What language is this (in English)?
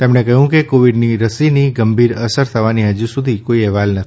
Gujarati